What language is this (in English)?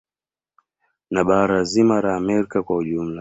Swahili